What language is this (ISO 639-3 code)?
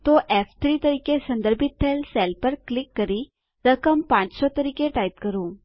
guj